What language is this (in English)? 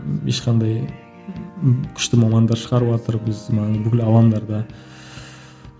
Kazakh